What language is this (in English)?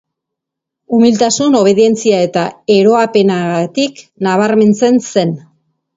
Basque